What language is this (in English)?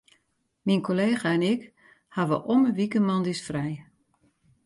Western Frisian